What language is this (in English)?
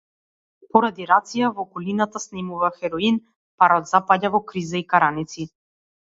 Macedonian